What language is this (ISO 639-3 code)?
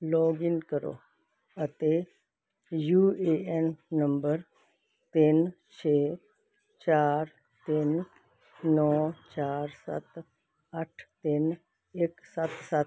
pan